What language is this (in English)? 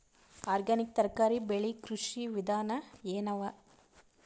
Kannada